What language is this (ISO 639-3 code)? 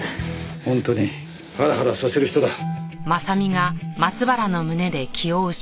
jpn